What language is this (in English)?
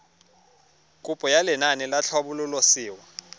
Tswana